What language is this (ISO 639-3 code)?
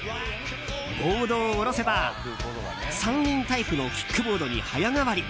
jpn